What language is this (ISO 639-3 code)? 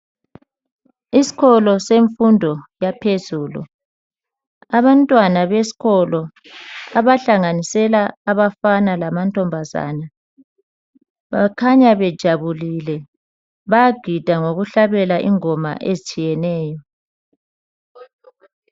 nde